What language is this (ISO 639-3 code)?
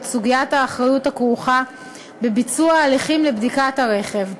heb